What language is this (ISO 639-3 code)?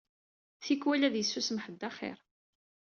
kab